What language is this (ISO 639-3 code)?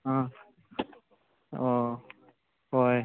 mni